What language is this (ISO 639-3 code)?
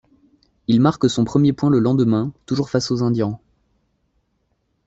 fra